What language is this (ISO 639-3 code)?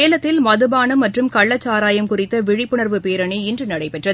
tam